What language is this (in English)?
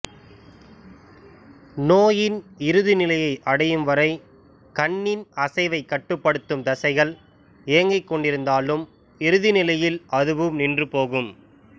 Tamil